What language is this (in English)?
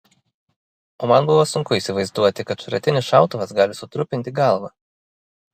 Lithuanian